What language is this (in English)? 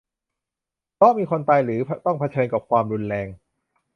Thai